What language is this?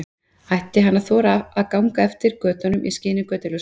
Icelandic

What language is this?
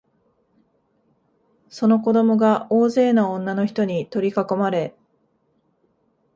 Japanese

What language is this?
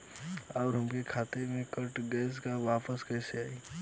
Bhojpuri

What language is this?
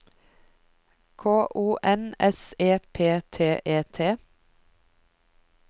Norwegian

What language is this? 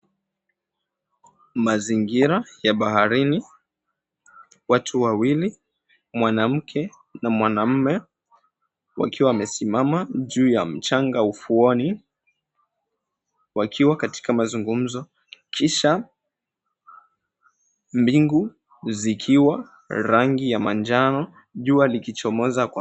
Swahili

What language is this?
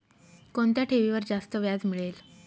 Marathi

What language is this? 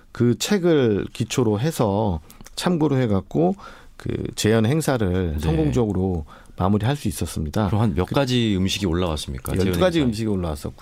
Korean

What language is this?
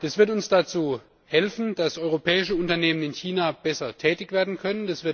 German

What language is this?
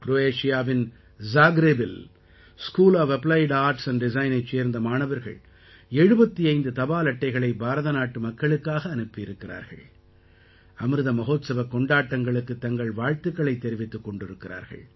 Tamil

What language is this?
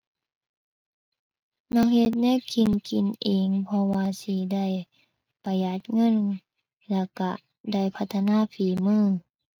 Thai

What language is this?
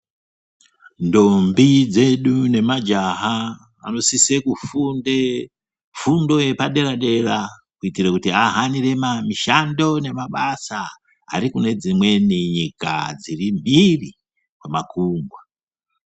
Ndau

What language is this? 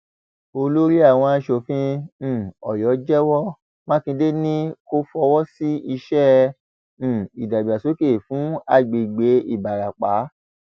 Yoruba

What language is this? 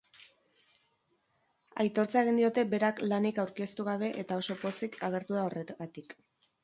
Basque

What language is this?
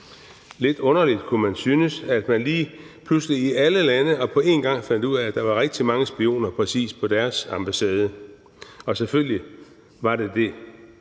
Danish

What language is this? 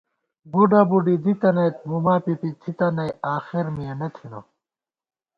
Gawar-Bati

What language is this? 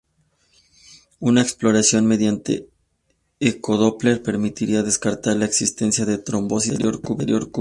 Spanish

